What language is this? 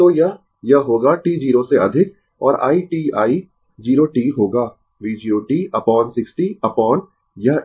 Hindi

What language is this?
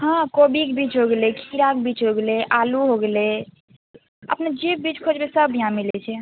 Maithili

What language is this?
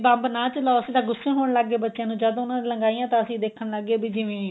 Punjabi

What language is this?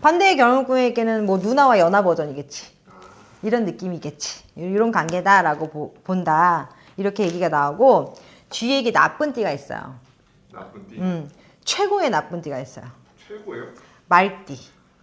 Korean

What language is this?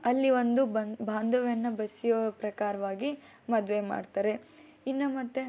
Kannada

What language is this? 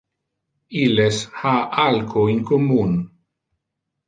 Interlingua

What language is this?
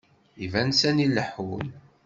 Kabyle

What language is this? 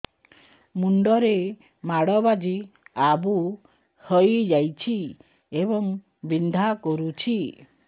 Odia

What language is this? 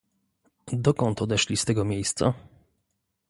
Polish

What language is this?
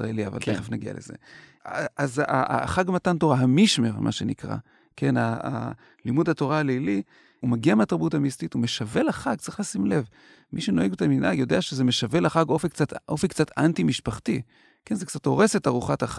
Hebrew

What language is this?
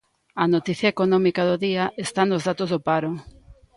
Galician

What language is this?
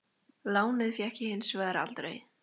Icelandic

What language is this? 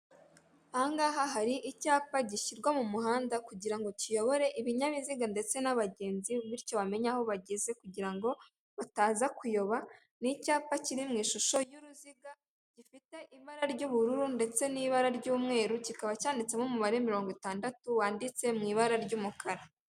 Kinyarwanda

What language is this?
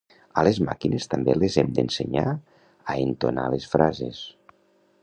Catalan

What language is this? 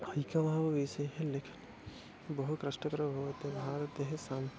Sanskrit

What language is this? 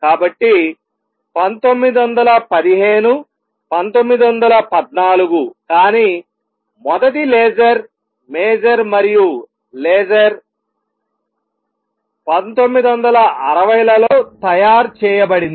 Telugu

